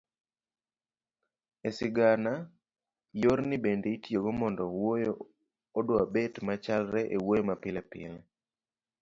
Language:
Luo (Kenya and Tanzania)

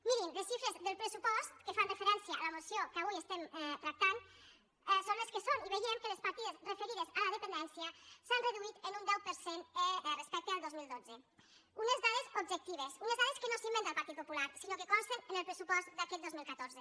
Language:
Catalan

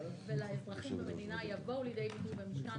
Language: Hebrew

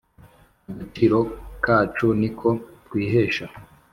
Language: Kinyarwanda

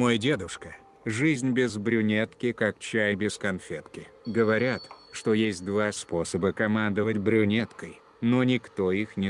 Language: Russian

